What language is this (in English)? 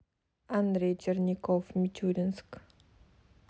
Russian